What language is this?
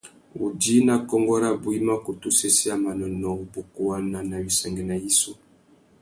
Tuki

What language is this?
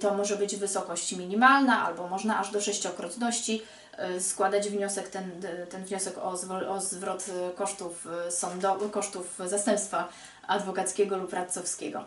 Polish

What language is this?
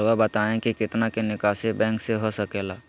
Magahi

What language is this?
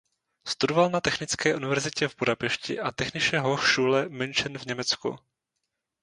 Czech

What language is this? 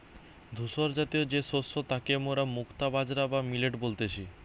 Bangla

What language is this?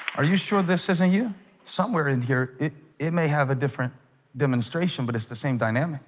English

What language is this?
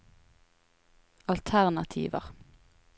Norwegian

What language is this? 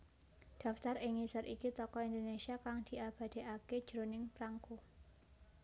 Javanese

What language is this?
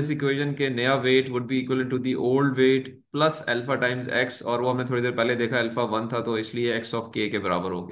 Hindi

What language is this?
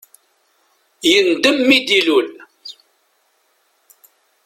Kabyle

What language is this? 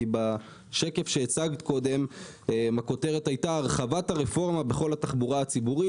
Hebrew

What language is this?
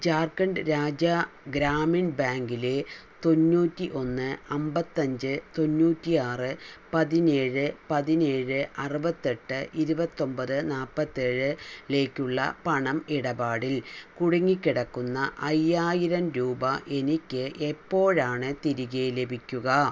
Malayalam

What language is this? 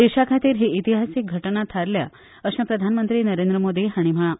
Konkani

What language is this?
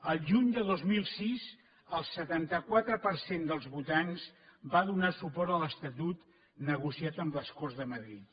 Catalan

